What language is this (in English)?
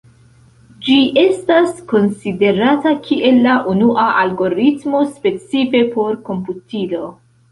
Esperanto